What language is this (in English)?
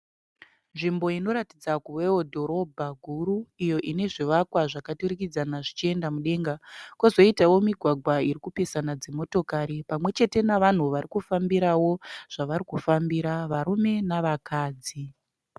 Shona